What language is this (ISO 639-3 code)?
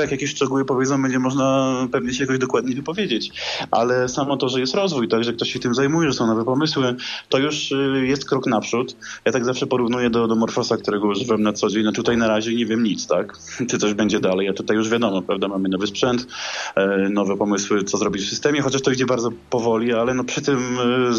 pol